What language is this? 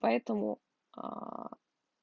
Russian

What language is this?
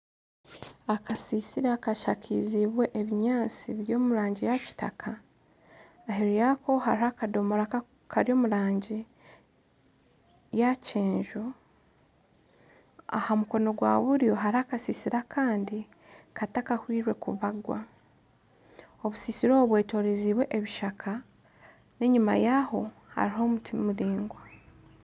Nyankole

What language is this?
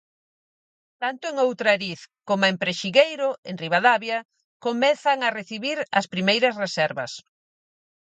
Galician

